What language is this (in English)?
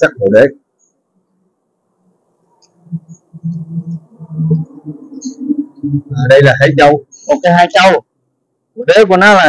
Vietnamese